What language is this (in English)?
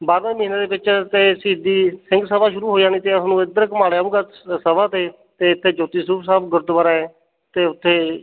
Punjabi